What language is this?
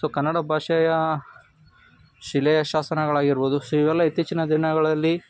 Kannada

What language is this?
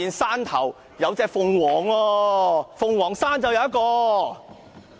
Cantonese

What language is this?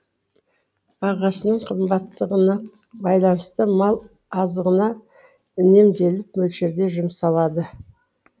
Kazakh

